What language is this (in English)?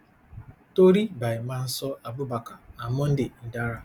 Nigerian Pidgin